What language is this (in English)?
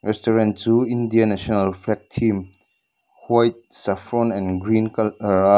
Mizo